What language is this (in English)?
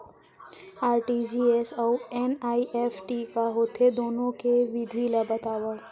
Chhattisgarhi